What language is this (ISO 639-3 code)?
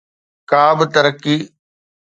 snd